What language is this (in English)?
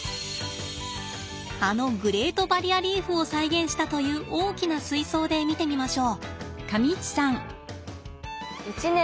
Japanese